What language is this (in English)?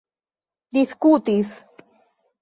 Esperanto